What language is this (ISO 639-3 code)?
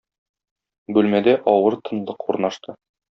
tat